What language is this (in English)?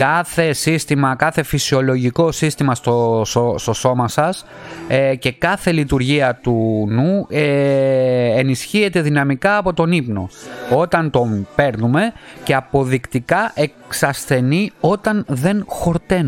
Greek